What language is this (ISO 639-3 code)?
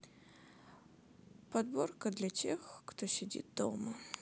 rus